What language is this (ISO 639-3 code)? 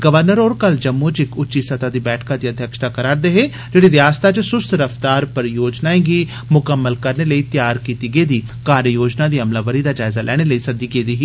doi